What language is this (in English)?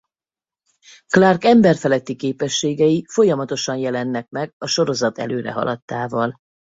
Hungarian